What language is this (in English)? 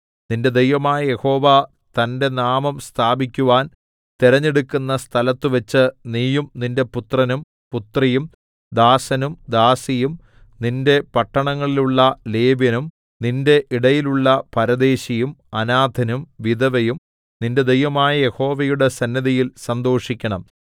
Malayalam